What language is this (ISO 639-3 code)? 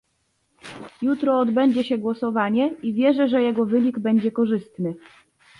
pol